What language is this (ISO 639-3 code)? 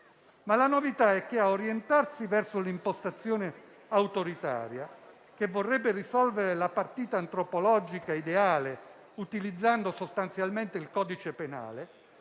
ita